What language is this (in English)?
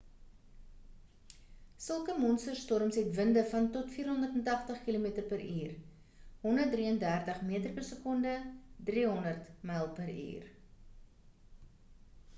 Afrikaans